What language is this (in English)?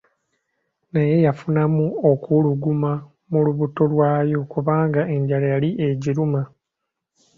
Ganda